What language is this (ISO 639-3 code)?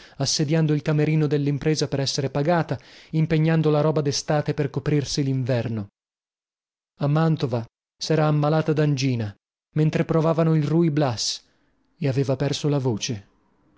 ita